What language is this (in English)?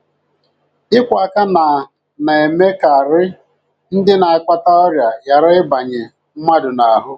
Igbo